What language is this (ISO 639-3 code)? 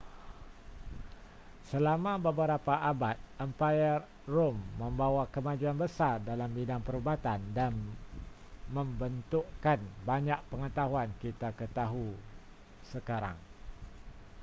msa